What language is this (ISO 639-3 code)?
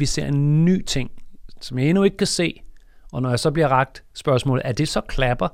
dan